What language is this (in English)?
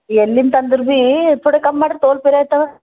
Kannada